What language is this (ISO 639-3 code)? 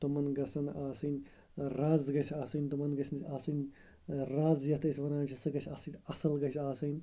kas